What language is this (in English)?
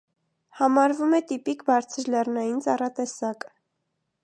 Armenian